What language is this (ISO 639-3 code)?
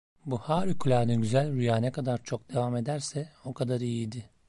tur